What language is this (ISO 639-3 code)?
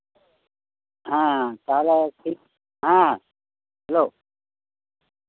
sat